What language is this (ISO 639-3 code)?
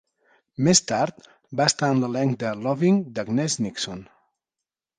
cat